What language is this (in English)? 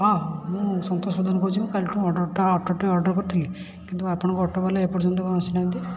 Odia